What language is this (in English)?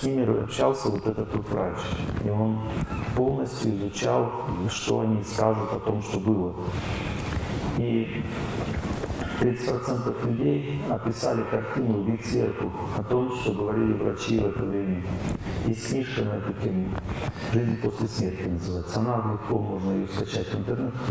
Russian